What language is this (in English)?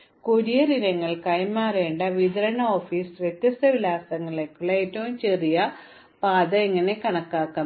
Malayalam